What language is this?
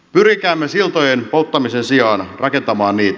Finnish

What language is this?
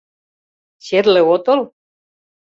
Mari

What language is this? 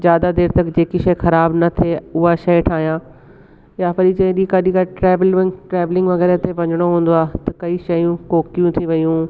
Sindhi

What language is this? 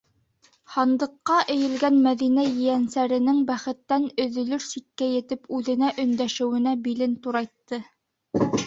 Bashkir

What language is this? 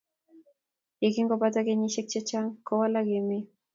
Kalenjin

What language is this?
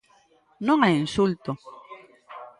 Galician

